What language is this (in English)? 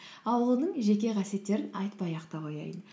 Kazakh